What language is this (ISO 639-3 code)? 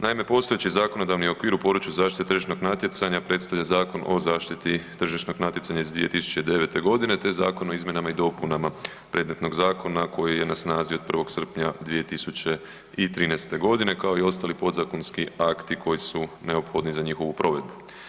hrv